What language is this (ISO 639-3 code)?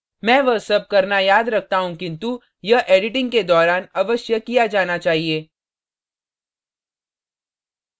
hin